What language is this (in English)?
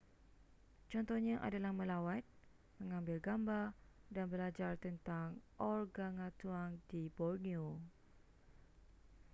Malay